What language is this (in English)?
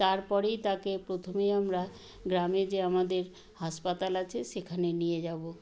Bangla